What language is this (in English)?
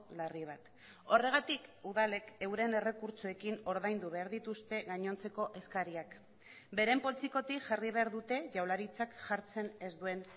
Basque